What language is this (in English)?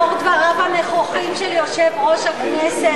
Hebrew